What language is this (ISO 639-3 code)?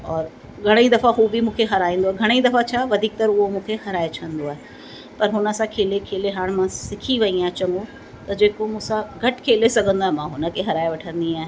snd